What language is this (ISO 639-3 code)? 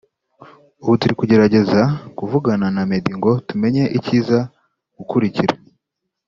kin